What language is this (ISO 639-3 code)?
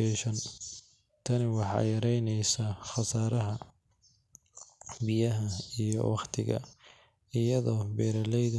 som